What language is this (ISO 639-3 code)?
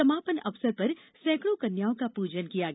hin